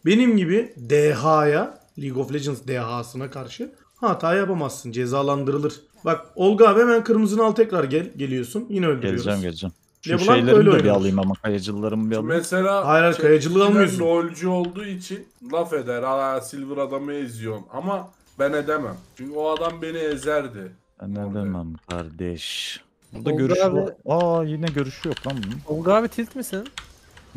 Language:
Turkish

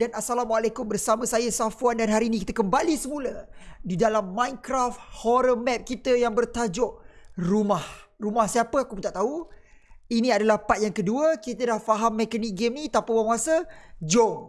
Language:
Malay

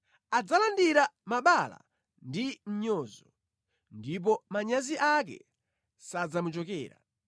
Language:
Nyanja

